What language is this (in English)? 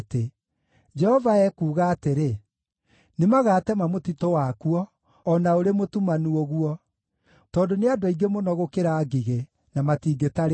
Kikuyu